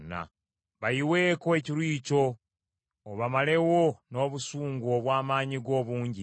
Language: Ganda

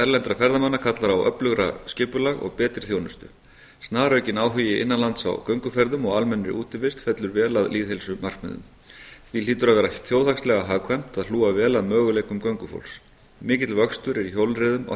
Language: Icelandic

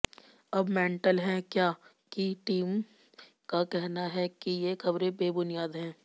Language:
Hindi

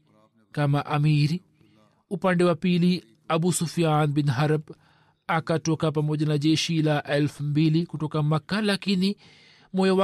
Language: Swahili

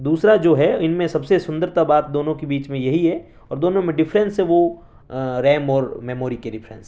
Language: Urdu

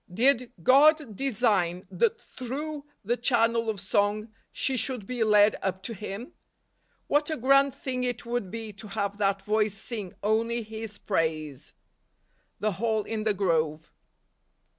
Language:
English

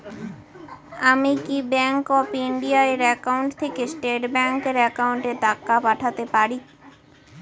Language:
Bangla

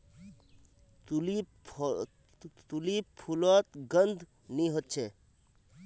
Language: Magahi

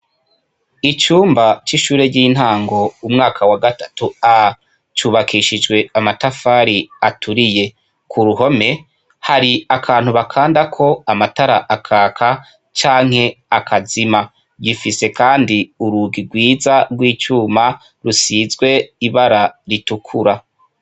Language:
Rundi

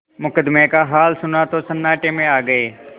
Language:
Hindi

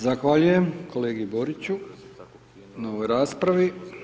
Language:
Croatian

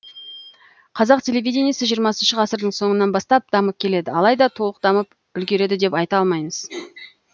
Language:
Kazakh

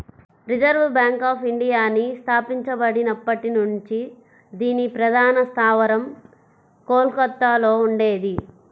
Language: Telugu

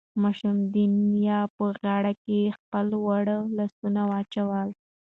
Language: Pashto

